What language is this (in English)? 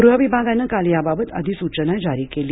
Marathi